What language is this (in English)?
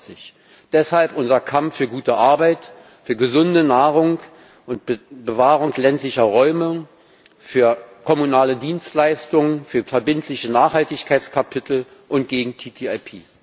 German